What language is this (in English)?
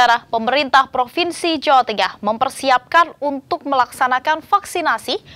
Indonesian